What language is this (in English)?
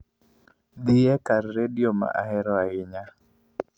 Luo (Kenya and Tanzania)